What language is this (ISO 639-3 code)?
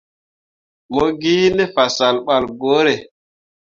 mua